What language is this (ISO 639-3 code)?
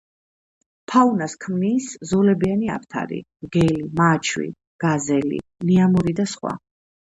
kat